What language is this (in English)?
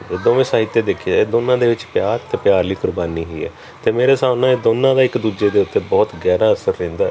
Punjabi